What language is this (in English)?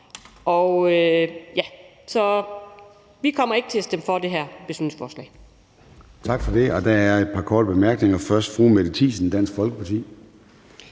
Danish